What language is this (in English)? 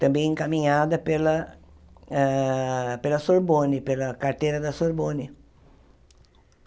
Portuguese